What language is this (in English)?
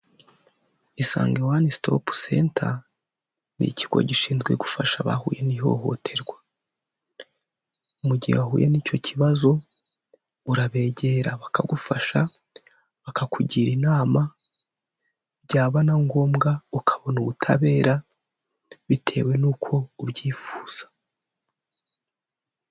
Kinyarwanda